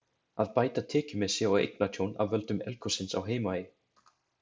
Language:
Icelandic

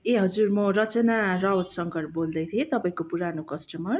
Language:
Nepali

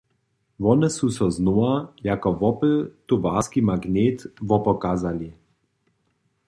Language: Upper Sorbian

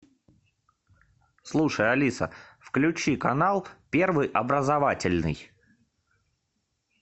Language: Russian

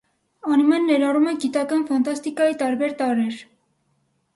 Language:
Armenian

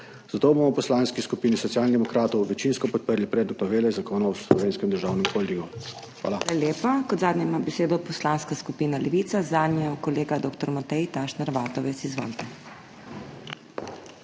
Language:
Slovenian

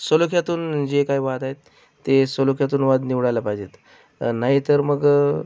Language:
Marathi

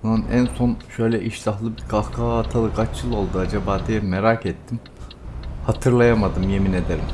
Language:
Turkish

